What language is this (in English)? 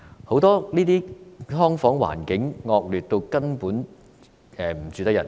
Cantonese